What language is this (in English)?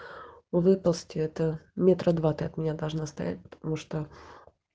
Russian